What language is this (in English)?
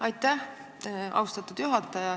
Estonian